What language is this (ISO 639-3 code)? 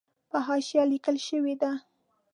pus